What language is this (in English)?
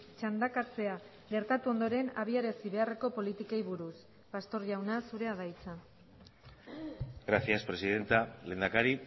Basque